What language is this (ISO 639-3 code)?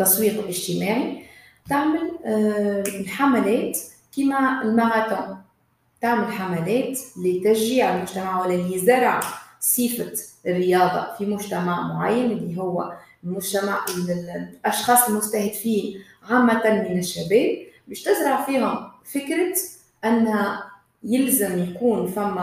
ara